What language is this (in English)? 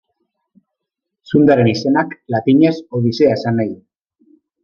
Basque